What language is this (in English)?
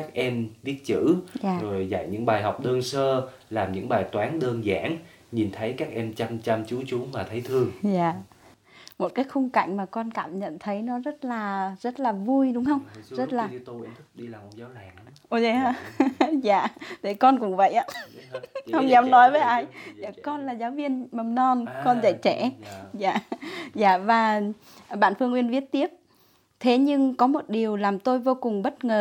Vietnamese